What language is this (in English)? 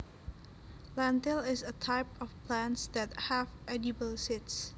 Javanese